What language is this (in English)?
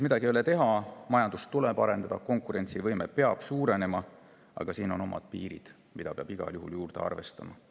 Estonian